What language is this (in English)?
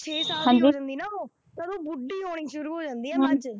Punjabi